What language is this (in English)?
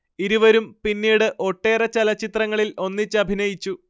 Malayalam